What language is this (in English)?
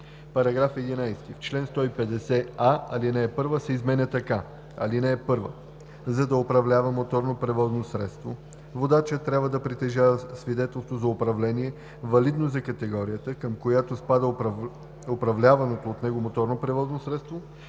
Bulgarian